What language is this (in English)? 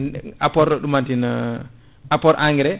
Fula